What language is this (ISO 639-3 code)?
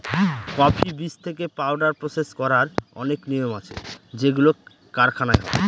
ben